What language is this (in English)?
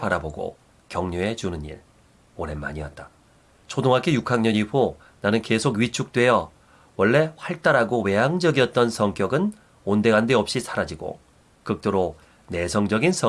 Korean